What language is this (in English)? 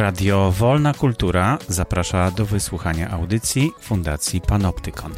Polish